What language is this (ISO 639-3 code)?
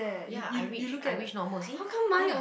eng